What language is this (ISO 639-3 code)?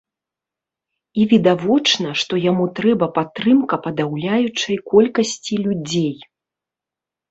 bel